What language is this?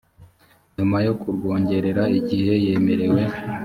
Kinyarwanda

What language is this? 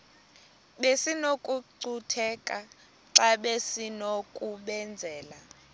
Xhosa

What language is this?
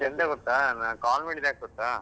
Kannada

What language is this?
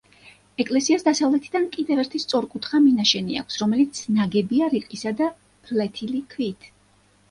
Georgian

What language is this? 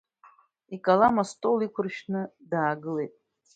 Abkhazian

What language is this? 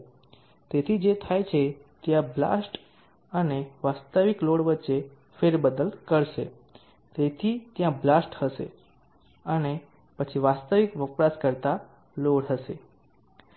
Gujarati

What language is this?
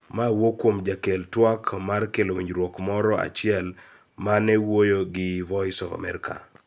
Luo (Kenya and Tanzania)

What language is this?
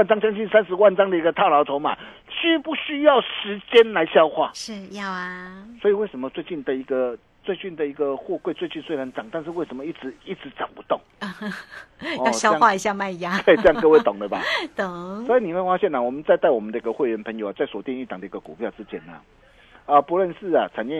Chinese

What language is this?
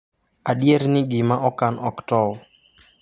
Luo (Kenya and Tanzania)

